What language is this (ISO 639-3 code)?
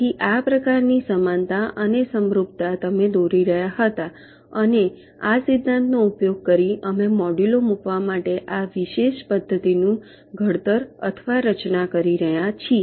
guj